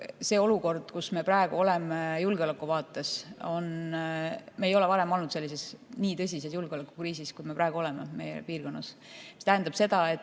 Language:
Estonian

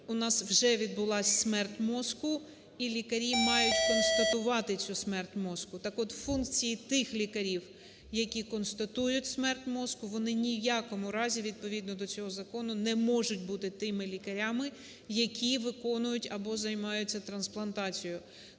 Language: Ukrainian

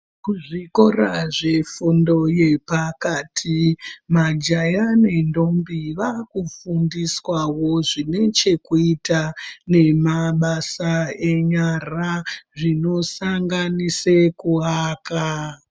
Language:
Ndau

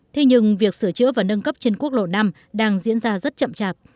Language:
Vietnamese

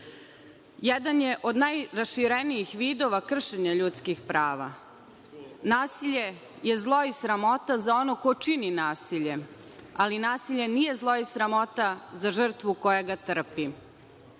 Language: Serbian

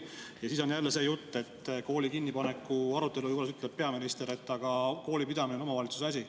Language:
Estonian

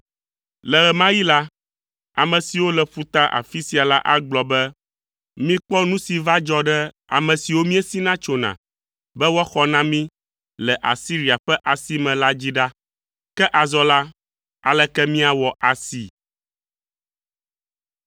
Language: Ewe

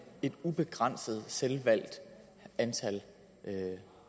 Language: Danish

